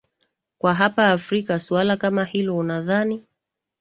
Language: Swahili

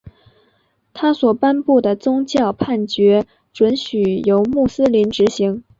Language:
Chinese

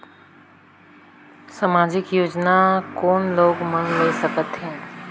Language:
Chhattisgarhi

